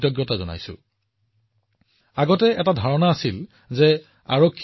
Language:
Assamese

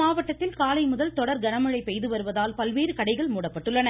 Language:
Tamil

